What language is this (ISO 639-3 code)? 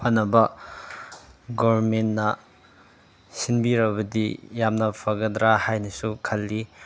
mni